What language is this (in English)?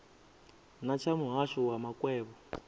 Venda